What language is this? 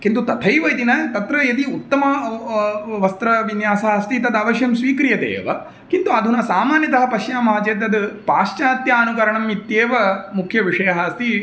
Sanskrit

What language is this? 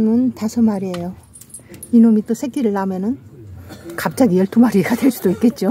Korean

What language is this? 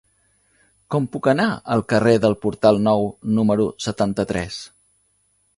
Catalan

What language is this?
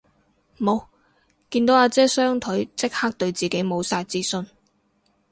Cantonese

